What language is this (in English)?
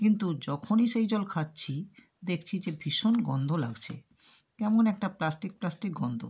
Bangla